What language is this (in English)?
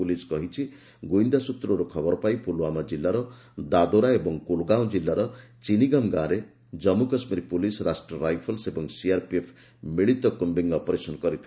Odia